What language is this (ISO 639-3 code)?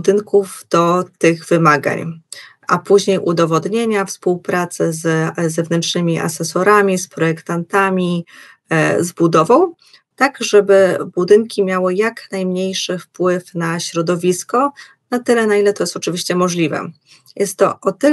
pol